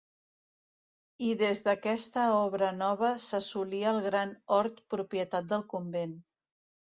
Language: Catalan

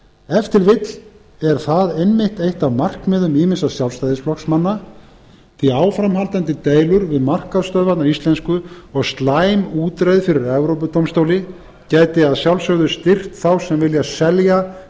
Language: Icelandic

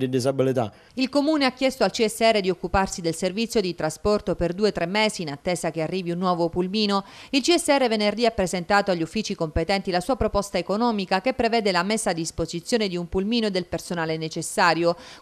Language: Italian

